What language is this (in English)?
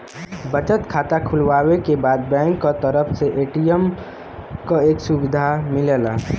Bhojpuri